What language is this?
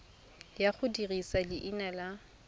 Tswana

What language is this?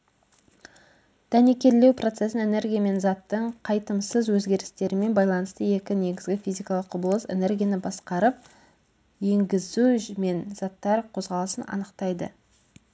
Kazakh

